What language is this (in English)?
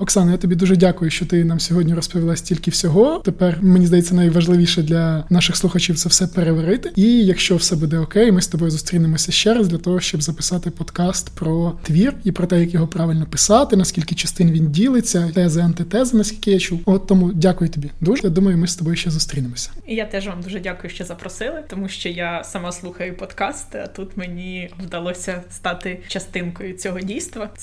Ukrainian